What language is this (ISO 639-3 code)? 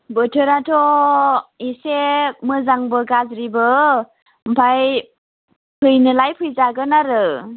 brx